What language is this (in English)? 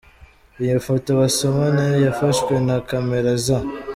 Kinyarwanda